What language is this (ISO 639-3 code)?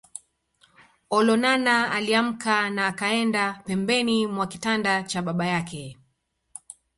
swa